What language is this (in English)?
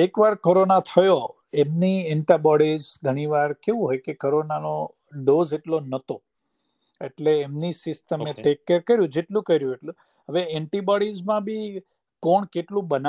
Gujarati